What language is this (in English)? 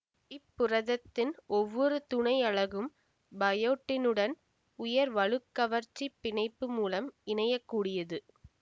Tamil